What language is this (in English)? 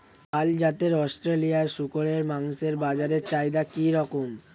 Bangla